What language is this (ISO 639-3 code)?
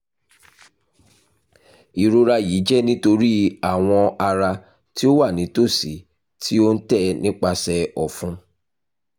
yor